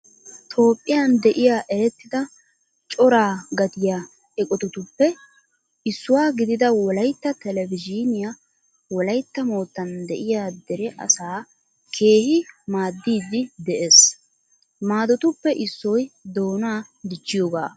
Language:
Wolaytta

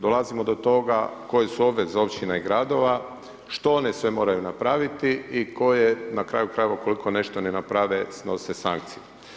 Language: Croatian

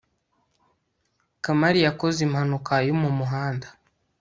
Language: Kinyarwanda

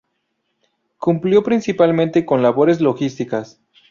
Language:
Spanish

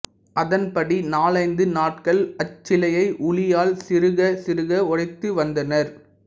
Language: Tamil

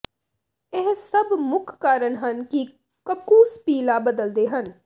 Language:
Punjabi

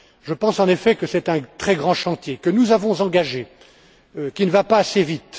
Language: French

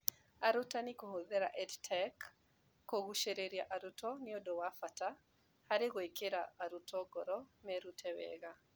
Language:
Kikuyu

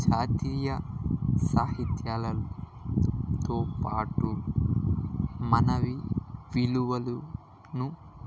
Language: Telugu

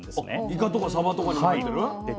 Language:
Japanese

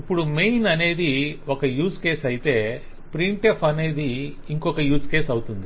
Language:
Telugu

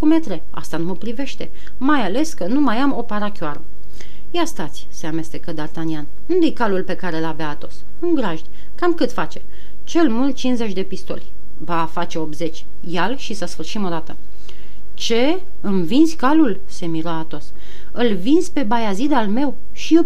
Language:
Romanian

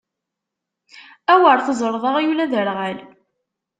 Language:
Kabyle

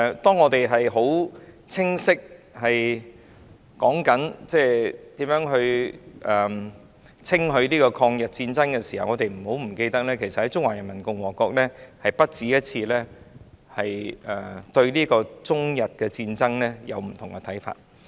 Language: Cantonese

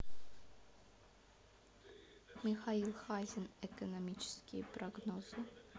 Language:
Russian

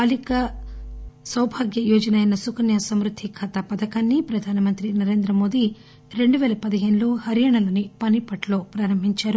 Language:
Telugu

